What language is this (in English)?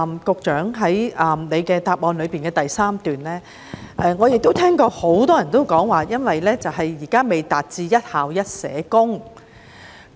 Cantonese